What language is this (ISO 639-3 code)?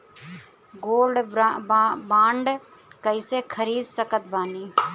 bho